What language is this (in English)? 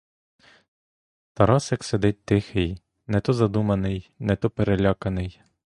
Ukrainian